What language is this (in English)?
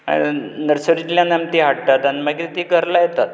Konkani